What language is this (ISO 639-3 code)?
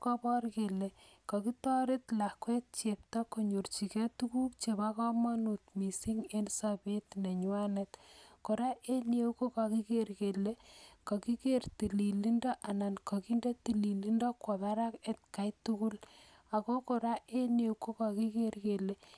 kln